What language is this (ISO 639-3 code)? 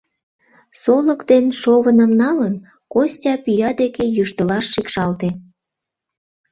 chm